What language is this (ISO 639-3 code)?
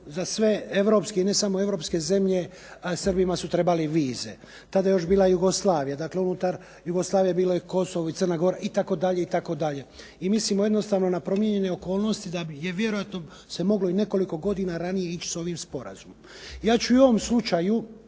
hrv